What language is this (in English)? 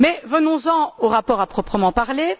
French